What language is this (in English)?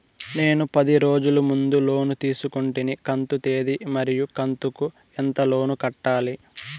Telugu